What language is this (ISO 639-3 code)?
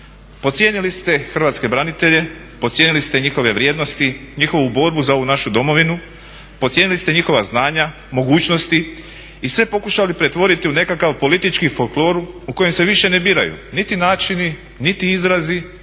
hrv